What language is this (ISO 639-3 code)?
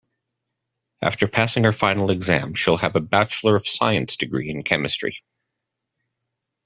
eng